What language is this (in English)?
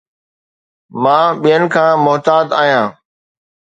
Sindhi